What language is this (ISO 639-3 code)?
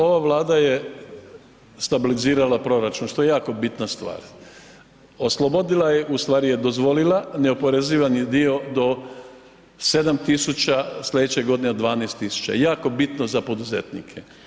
hrv